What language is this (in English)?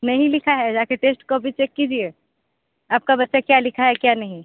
Hindi